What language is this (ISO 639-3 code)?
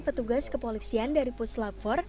ind